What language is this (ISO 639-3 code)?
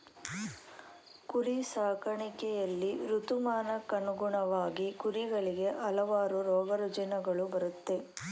kan